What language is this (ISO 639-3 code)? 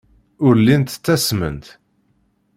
kab